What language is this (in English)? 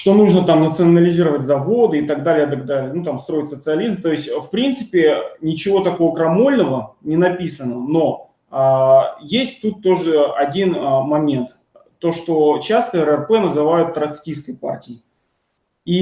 Russian